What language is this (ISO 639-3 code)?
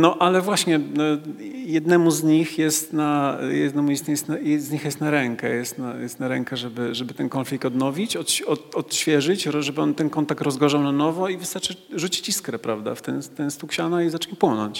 pol